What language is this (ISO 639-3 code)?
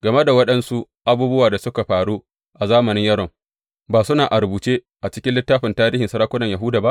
hau